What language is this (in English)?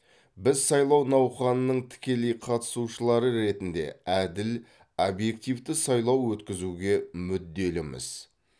Kazakh